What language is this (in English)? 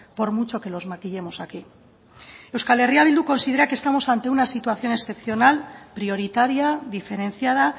Spanish